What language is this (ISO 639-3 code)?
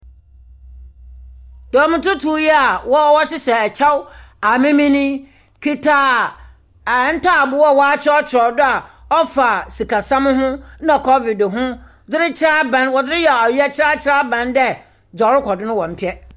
aka